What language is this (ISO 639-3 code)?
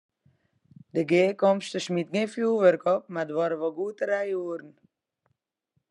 fry